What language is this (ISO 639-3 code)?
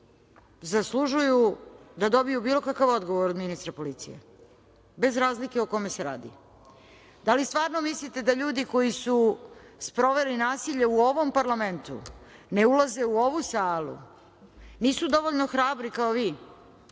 srp